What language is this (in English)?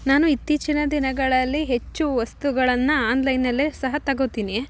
Kannada